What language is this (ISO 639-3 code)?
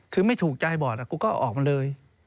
tha